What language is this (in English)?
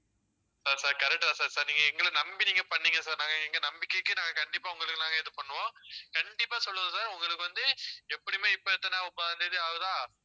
Tamil